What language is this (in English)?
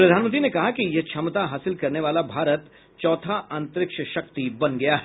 Hindi